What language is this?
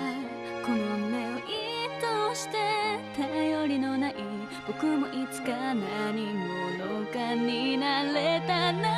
Japanese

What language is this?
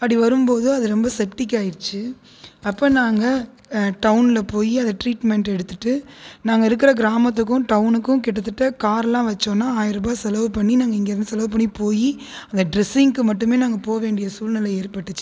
Tamil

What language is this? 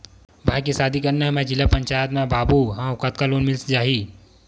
Chhattisgarhi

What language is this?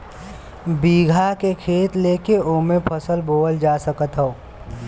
Bhojpuri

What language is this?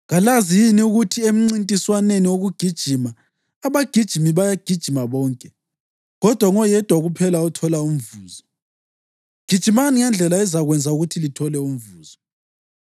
North Ndebele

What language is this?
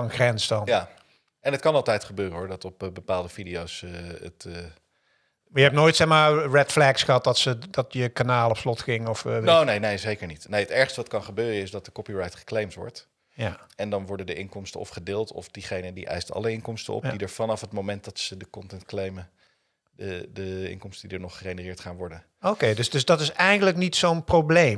Dutch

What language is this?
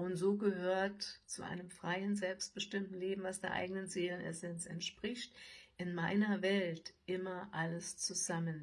German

